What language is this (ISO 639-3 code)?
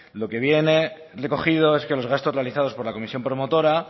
spa